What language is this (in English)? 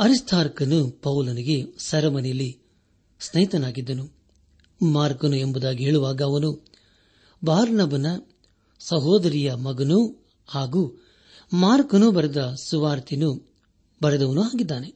Kannada